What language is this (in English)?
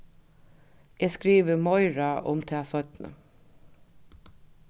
Faroese